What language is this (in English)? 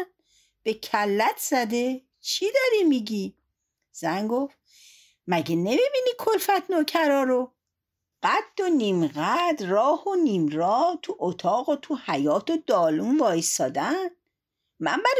Persian